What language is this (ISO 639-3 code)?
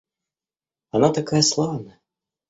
rus